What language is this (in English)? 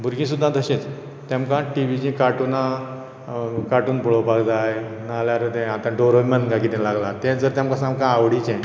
Konkani